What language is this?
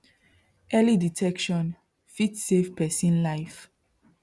Nigerian Pidgin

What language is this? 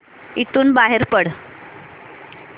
Marathi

